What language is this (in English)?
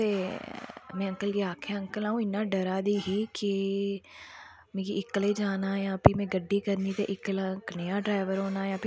Dogri